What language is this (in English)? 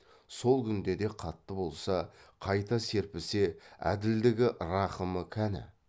Kazakh